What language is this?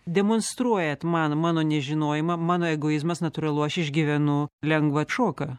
Lithuanian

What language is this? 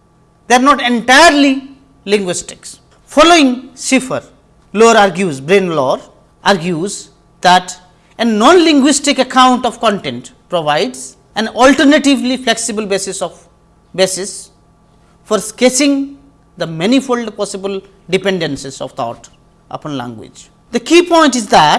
English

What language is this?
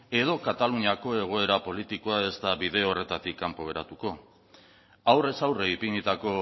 Basque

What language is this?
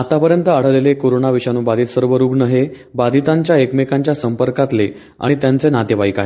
Marathi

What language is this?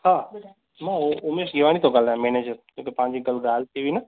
Sindhi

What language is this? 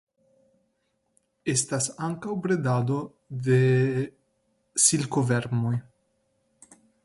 Esperanto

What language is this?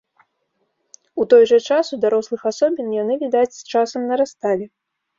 Belarusian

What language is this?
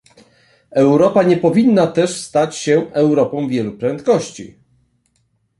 Polish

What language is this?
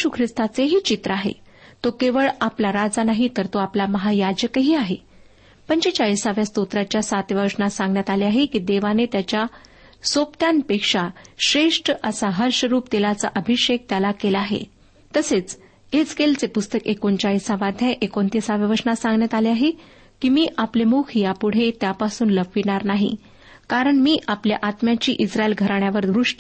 Marathi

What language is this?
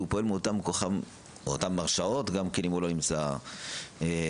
Hebrew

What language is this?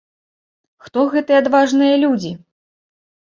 Belarusian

